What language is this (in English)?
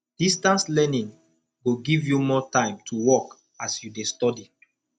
Nigerian Pidgin